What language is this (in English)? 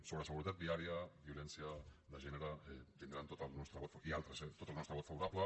Catalan